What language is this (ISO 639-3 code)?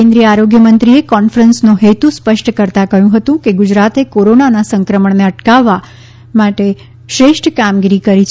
guj